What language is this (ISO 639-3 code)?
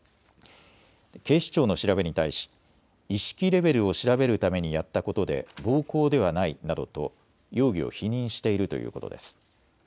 jpn